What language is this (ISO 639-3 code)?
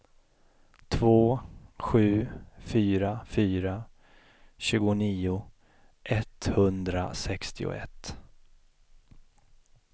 swe